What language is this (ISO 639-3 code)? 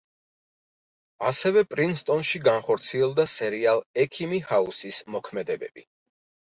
kat